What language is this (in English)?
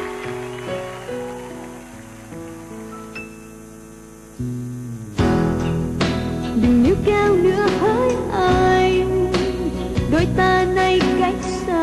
Vietnamese